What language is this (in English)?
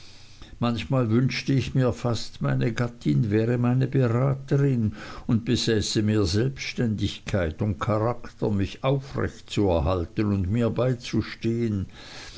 German